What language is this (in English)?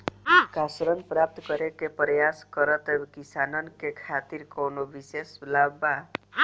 Bhojpuri